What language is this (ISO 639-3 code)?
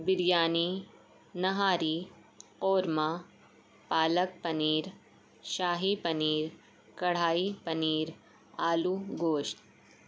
urd